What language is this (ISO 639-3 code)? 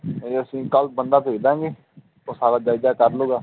pan